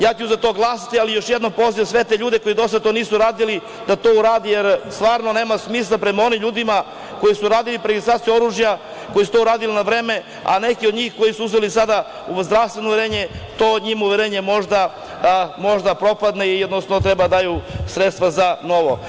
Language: Serbian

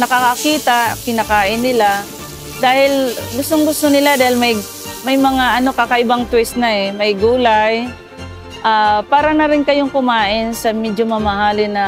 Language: Filipino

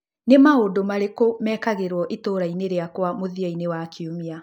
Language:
Kikuyu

